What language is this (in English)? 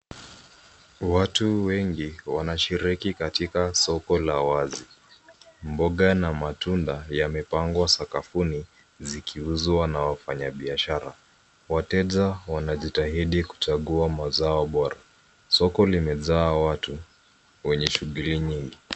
Swahili